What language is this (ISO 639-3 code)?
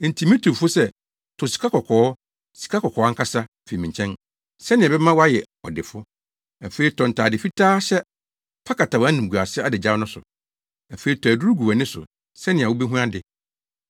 aka